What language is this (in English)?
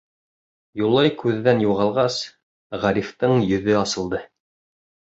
Bashkir